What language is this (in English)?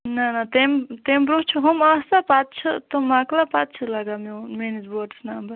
Kashmiri